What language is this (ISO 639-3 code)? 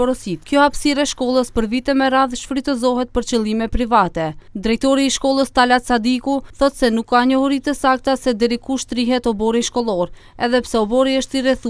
ron